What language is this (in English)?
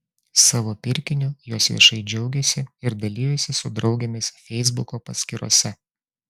Lithuanian